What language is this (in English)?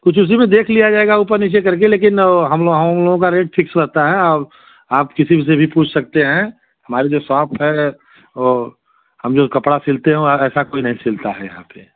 Hindi